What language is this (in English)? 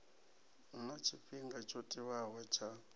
Venda